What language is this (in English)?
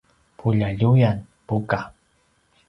Paiwan